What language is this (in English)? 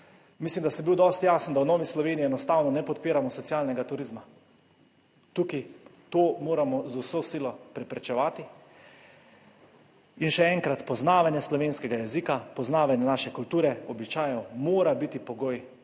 Slovenian